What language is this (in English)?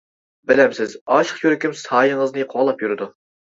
Uyghur